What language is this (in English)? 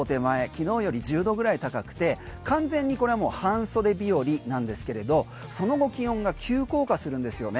Japanese